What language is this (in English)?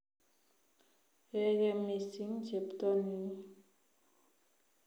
Kalenjin